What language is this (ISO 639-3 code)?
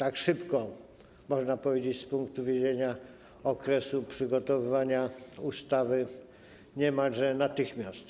pol